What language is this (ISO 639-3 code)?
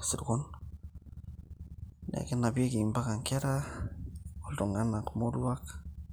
mas